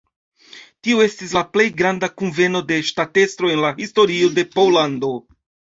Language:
Esperanto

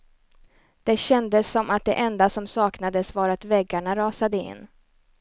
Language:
Swedish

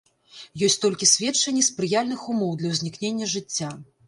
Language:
Belarusian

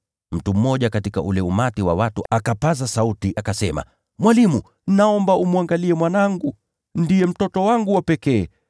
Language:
Swahili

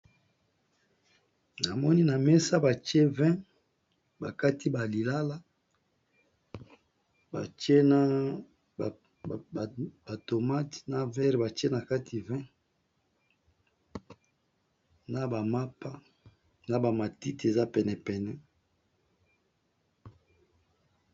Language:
Lingala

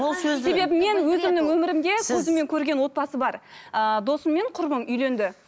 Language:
Kazakh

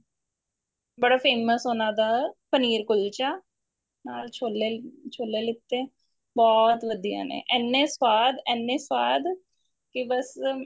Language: Punjabi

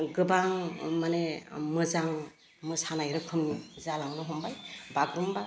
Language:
Bodo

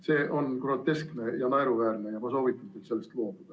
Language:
Estonian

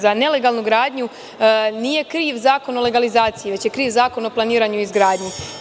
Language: Serbian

